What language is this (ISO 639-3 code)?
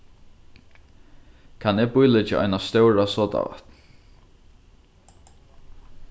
fao